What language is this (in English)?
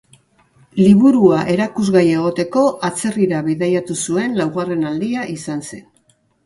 Basque